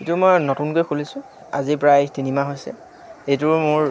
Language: Assamese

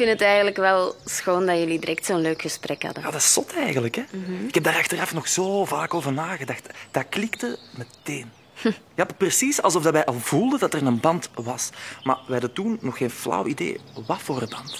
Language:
Dutch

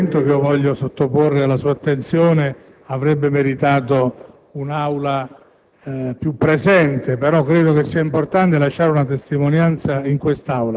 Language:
Italian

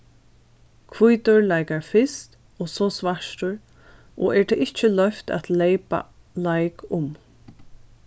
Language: Faroese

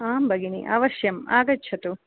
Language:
Sanskrit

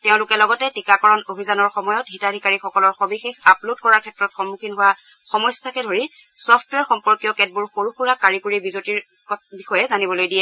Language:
Assamese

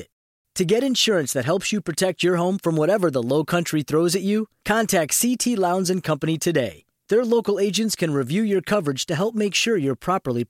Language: Hindi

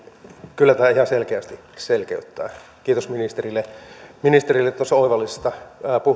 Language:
Finnish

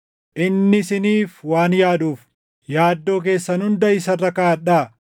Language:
Oromo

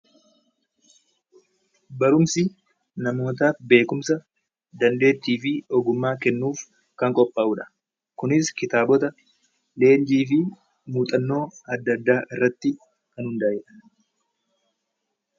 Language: Oromo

